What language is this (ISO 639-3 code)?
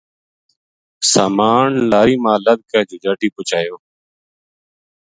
gju